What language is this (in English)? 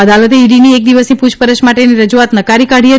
Gujarati